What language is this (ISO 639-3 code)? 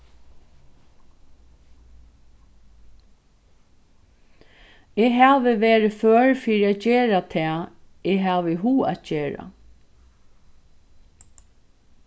fao